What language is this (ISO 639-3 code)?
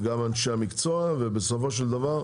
heb